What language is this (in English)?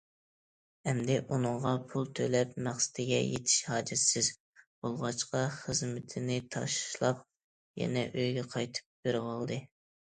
Uyghur